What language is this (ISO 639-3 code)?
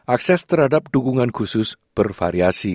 ind